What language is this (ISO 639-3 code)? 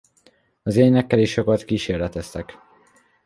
hun